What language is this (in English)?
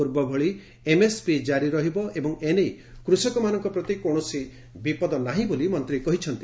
Odia